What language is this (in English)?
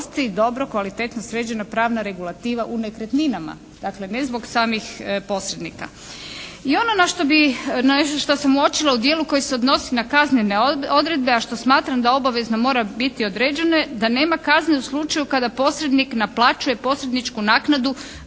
Croatian